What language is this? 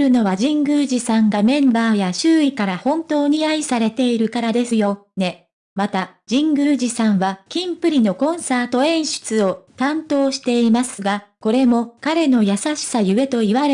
Japanese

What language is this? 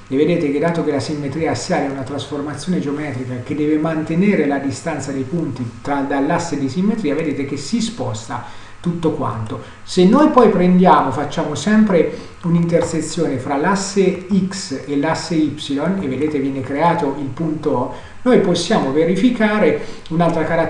Italian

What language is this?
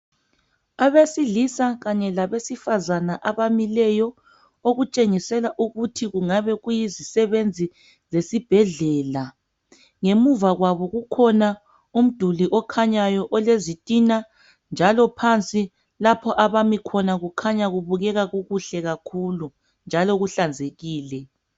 North Ndebele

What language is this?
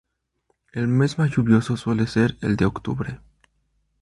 Spanish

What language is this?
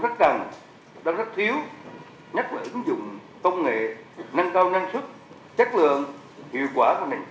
Vietnamese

